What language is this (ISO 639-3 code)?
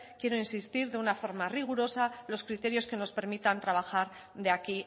spa